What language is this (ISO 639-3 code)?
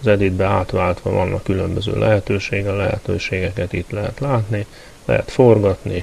hun